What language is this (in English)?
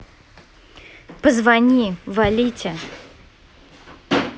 Russian